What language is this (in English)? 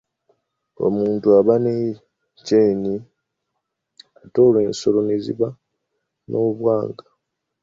Ganda